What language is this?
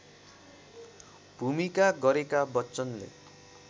Nepali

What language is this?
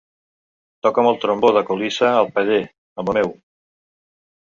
Catalan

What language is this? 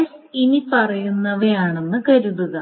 Malayalam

